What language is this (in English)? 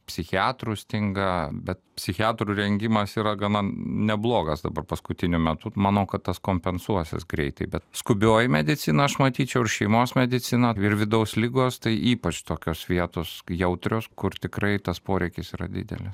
Lithuanian